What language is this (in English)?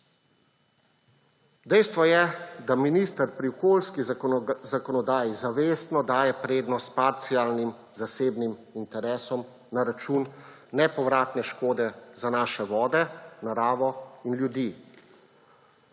Slovenian